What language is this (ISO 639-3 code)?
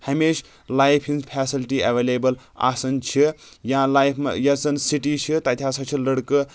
kas